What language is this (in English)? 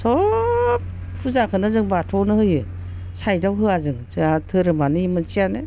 Bodo